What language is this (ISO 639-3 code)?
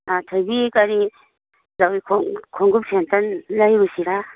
mni